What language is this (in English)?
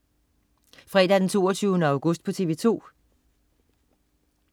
Danish